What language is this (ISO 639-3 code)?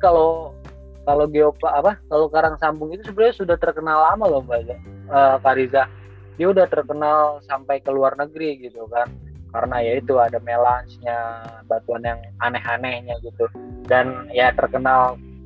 ind